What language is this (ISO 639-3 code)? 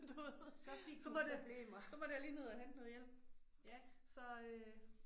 dan